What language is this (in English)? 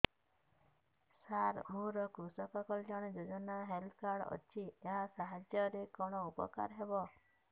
Odia